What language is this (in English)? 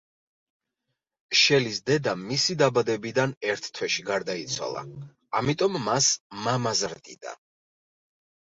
Georgian